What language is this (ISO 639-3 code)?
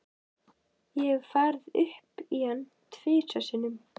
isl